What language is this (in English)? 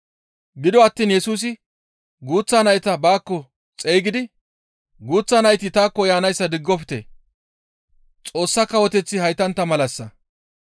Gamo